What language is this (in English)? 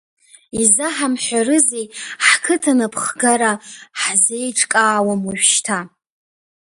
Abkhazian